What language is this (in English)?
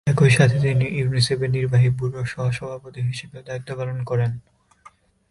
Bangla